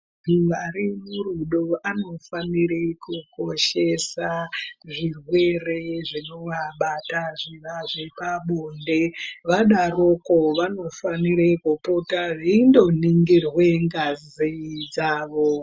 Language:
Ndau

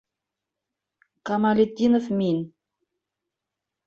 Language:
Bashkir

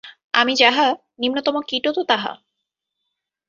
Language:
Bangla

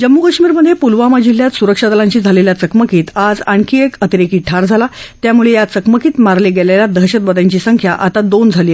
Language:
Marathi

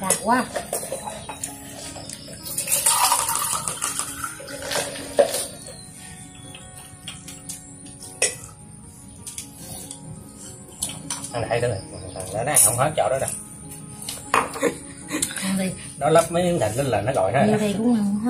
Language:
Vietnamese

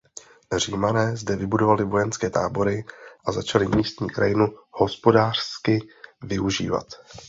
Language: Czech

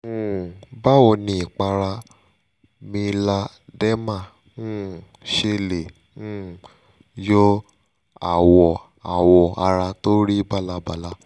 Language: Yoruba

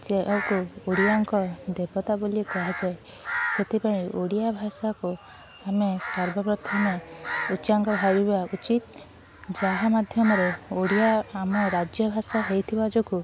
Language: Odia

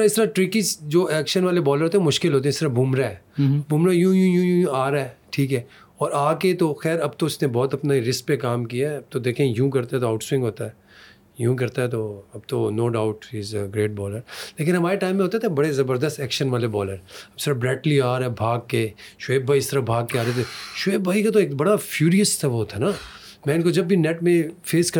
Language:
Urdu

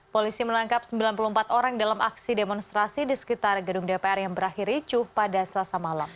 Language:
Indonesian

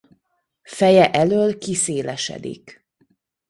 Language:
Hungarian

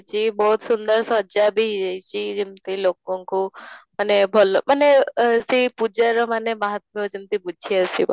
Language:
Odia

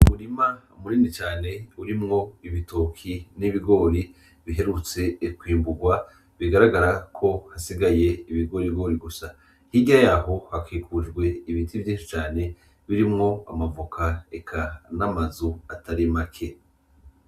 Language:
Rundi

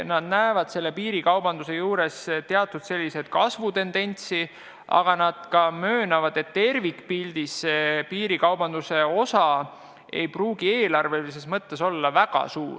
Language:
Estonian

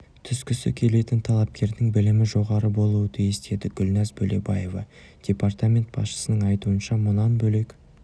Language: Kazakh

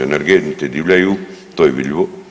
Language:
Croatian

